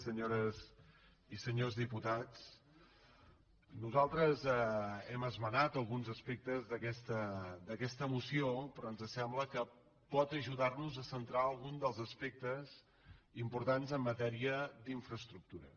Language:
Catalan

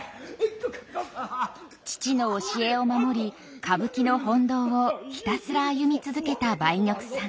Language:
Japanese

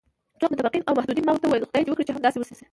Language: Pashto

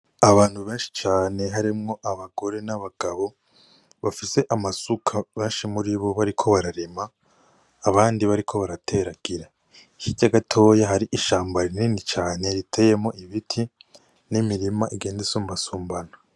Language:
Rundi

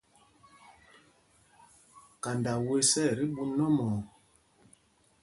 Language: Mpumpong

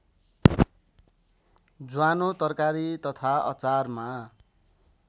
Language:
Nepali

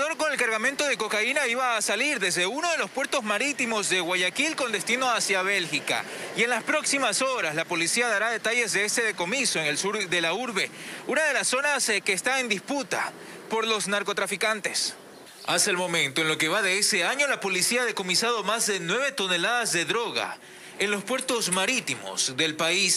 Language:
Spanish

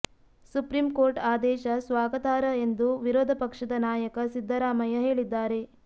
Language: Kannada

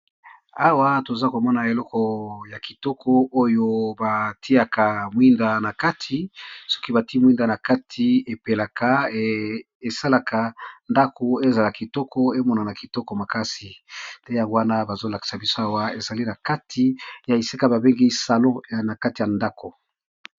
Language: Lingala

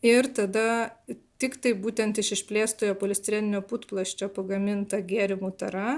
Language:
Lithuanian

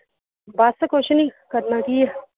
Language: Punjabi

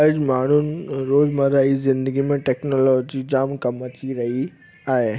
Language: Sindhi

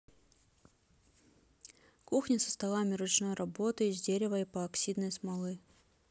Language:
Russian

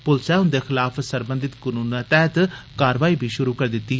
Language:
Dogri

